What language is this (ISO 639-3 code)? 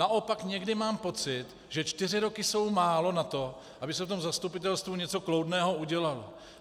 ces